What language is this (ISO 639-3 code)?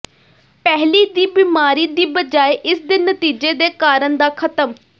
pan